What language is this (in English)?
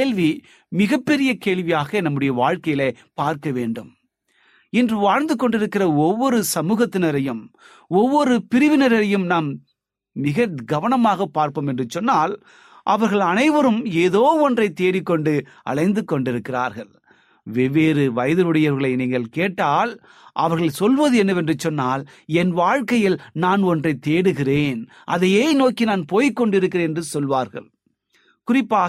Tamil